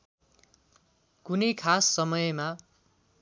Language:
Nepali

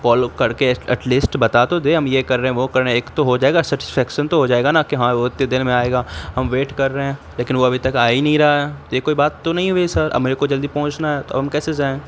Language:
Urdu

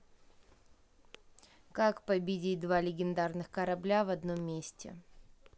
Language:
Russian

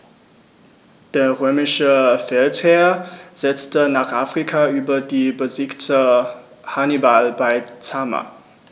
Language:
German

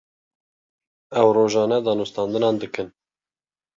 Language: Kurdish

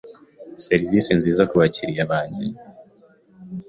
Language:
Kinyarwanda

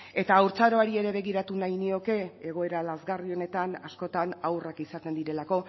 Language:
Basque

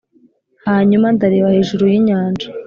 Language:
Kinyarwanda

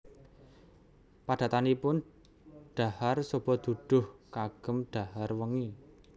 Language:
Javanese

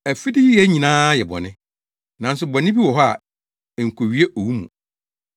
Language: Akan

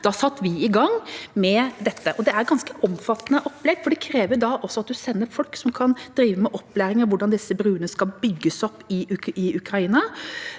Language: Norwegian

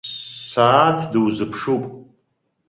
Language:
Abkhazian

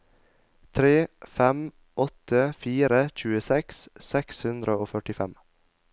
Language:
Norwegian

